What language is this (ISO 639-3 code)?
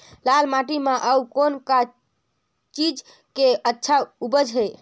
hne